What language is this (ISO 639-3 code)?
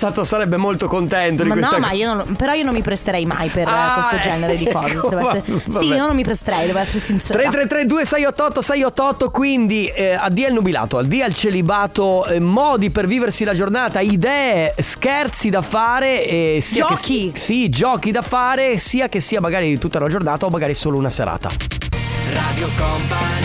ita